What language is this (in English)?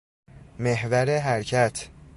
Persian